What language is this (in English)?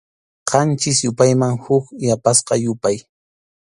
Arequipa-La Unión Quechua